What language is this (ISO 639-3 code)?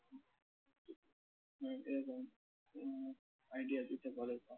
ben